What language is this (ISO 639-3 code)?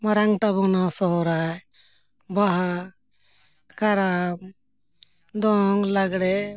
sat